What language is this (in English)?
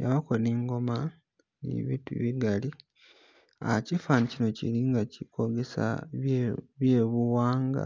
Masaaba